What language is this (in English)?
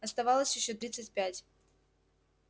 Russian